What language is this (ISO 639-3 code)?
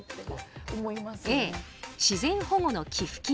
jpn